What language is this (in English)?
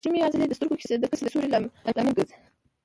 Pashto